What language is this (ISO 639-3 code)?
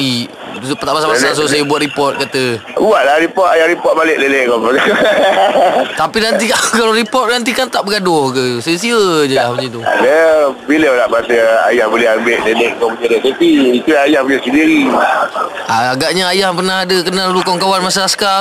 msa